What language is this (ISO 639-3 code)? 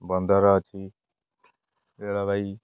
ori